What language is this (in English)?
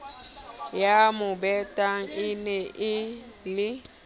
Southern Sotho